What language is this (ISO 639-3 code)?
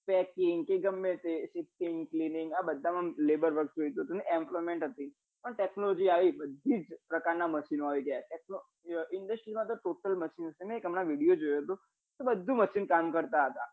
guj